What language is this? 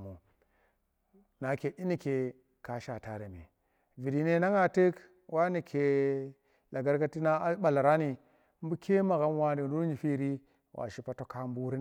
Tera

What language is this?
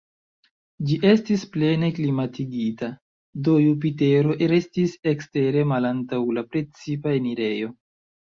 Esperanto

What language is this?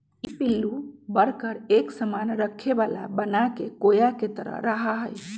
Magahi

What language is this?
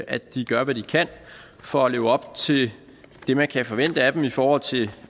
Danish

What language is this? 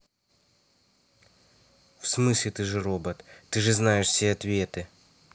Russian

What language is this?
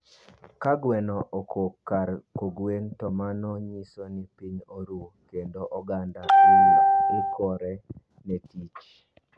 Luo (Kenya and Tanzania)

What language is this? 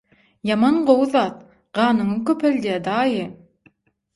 Turkmen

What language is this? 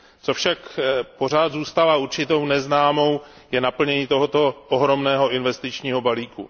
Czech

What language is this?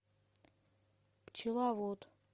Russian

